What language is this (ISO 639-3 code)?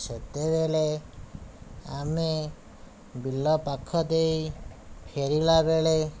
ori